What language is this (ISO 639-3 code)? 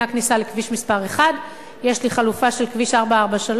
heb